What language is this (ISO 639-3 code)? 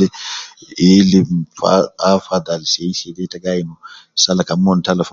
kcn